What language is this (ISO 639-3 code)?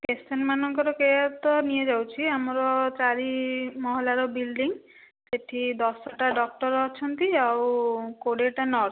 ori